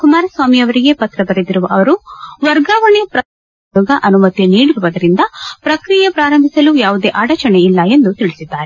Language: Kannada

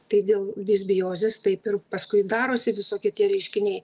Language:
Lithuanian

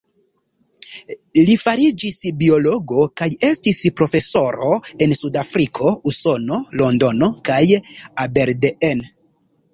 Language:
Esperanto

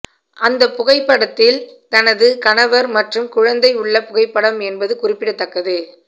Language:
Tamil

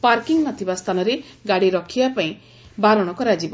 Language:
Odia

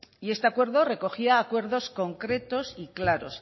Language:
Spanish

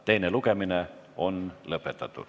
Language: Estonian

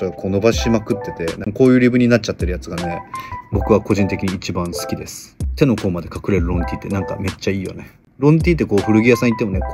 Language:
Japanese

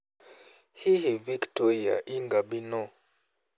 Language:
Kikuyu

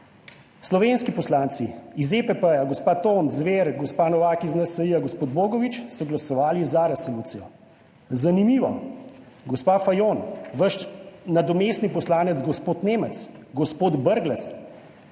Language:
Slovenian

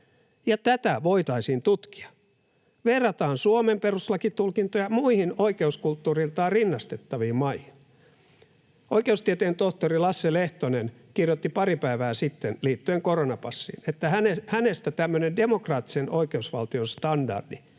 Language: Finnish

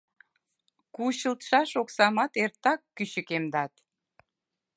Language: Mari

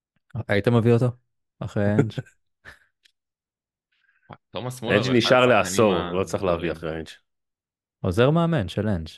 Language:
Hebrew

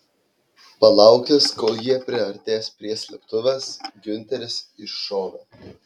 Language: Lithuanian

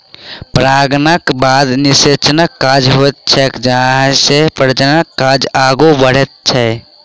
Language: Maithili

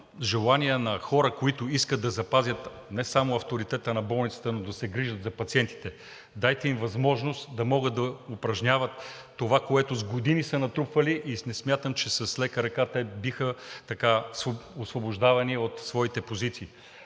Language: Bulgarian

